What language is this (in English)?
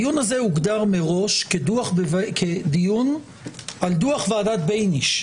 Hebrew